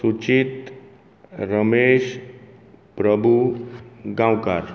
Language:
Konkani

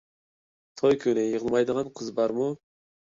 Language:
Uyghur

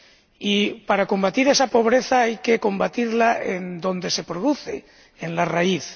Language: Spanish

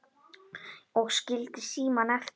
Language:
Icelandic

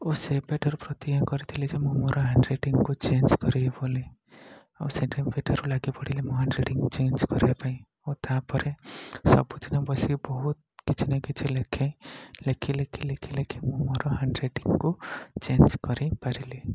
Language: Odia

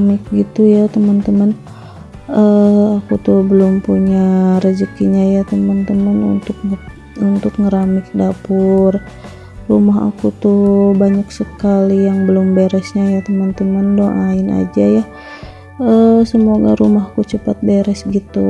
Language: Indonesian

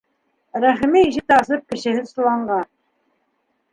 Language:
Bashkir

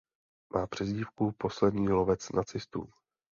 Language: Czech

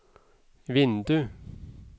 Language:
Norwegian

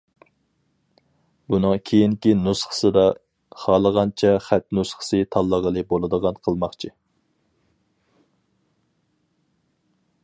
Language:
Uyghur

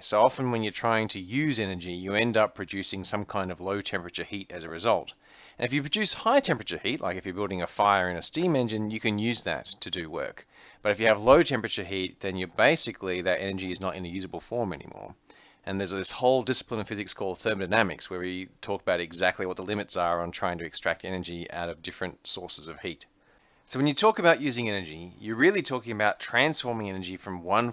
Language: English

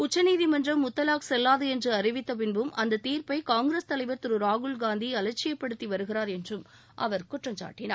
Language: Tamil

